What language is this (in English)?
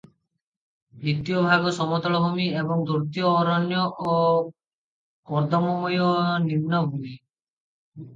Odia